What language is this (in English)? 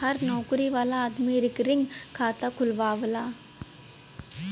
Bhojpuri